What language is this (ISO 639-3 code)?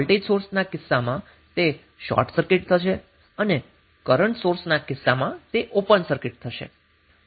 guj